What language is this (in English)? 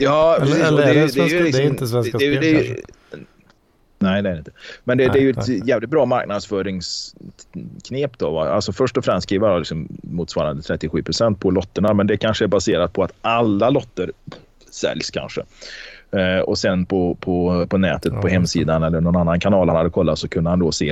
Swedish